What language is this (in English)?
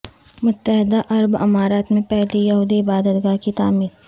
Urdu